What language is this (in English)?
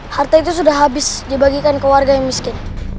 Indonesian